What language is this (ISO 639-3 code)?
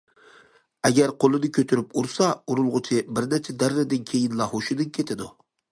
uig